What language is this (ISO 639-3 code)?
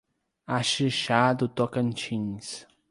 por